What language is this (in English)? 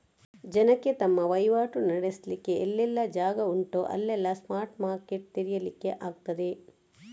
Kannada